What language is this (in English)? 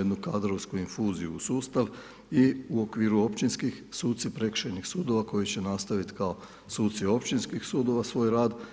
Croatian